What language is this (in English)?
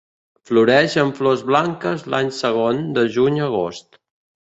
Catalan